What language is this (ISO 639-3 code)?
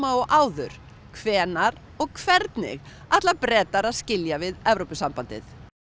isl